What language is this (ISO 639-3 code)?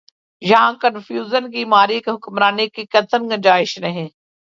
urd